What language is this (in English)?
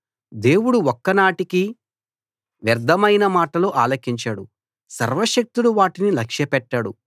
Telugu